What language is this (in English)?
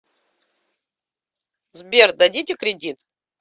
Russian